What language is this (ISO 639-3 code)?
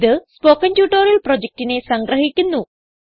mal